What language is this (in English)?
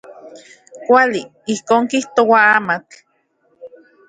Central Puebla Nahuatl